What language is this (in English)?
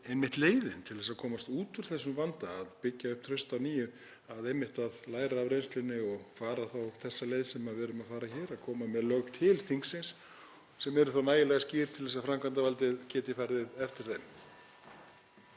Icelandic